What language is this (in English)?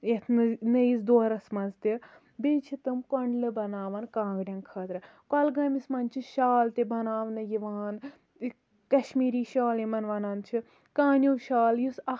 Kashmiri